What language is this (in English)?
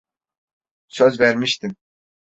Turkish